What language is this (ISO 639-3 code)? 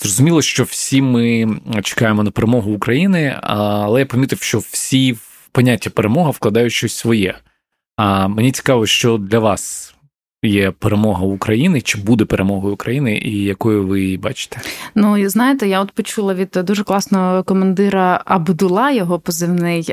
ukr